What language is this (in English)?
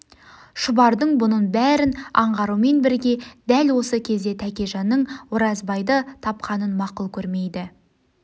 Kazakh